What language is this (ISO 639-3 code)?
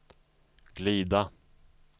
swe